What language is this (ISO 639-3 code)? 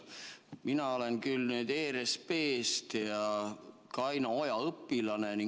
est